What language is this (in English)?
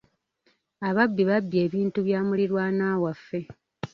Ganda